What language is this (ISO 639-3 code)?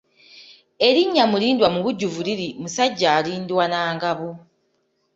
lug